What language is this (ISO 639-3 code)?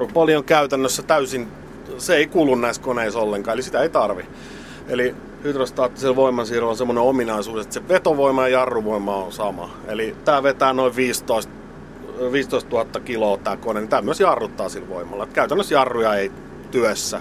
fin